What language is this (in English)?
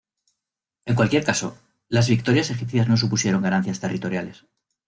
Spanish